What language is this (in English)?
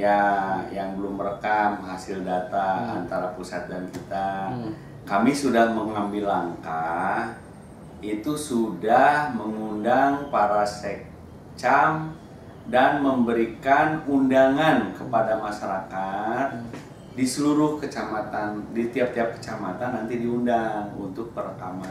Indonesian